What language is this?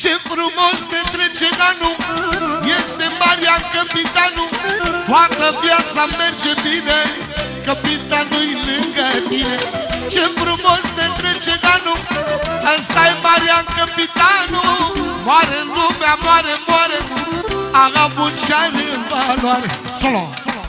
Romanian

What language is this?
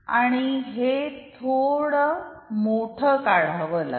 Marathi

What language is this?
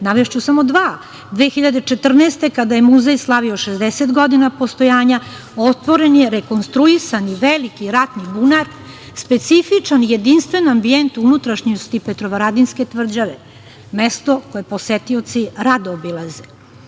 Serbian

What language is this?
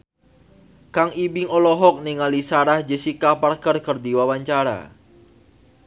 Sundanese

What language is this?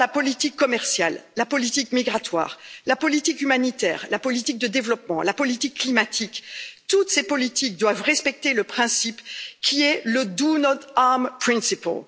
French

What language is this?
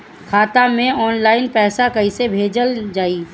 Bhojpuri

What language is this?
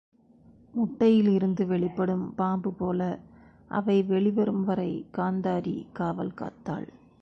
Tamil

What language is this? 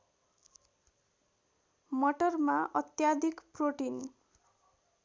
Nepali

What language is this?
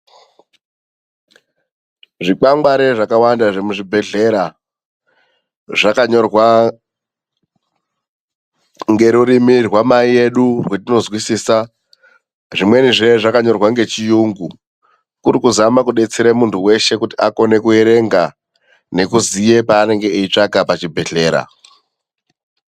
Ndau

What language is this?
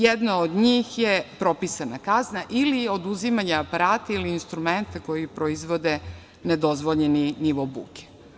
Serbian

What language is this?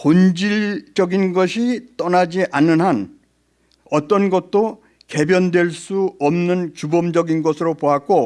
Korean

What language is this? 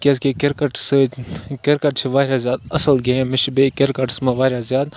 Kashmiri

